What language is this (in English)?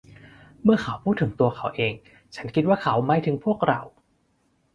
Thai